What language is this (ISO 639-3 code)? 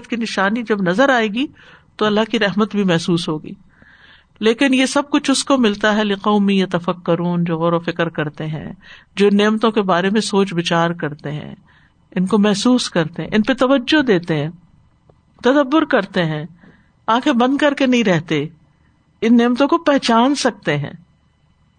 urd